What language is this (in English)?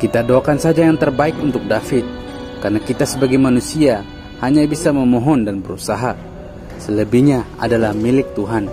Indonesian